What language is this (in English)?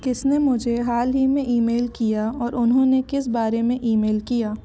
Hindi